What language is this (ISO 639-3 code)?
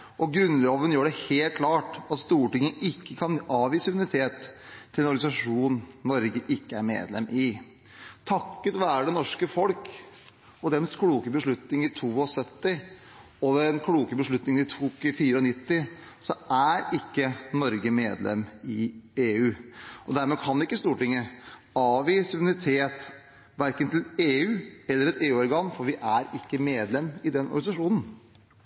nob